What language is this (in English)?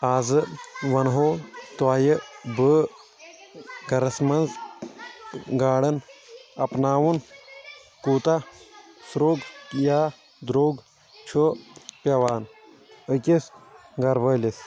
Kashmiri